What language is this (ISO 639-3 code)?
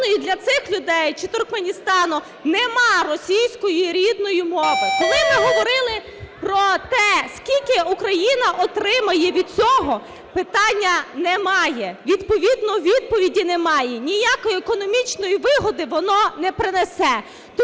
ukr